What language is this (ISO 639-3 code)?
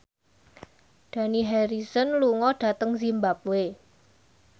jav